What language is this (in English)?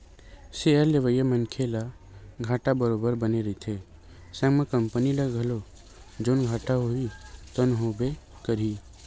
Chhattisgarhi